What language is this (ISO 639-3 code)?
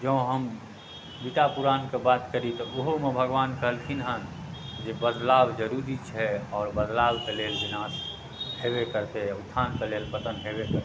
mai